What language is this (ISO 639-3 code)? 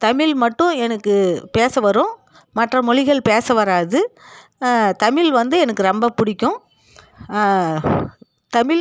tam